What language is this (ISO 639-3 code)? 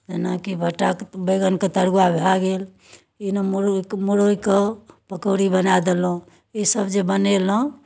mai